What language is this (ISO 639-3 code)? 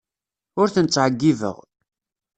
kab